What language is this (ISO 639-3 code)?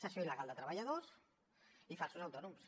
cat